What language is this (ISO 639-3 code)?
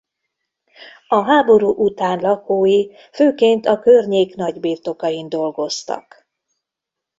hun